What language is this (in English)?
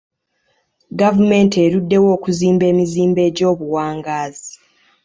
Ganda